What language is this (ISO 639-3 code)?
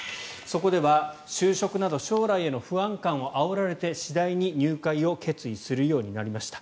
jpn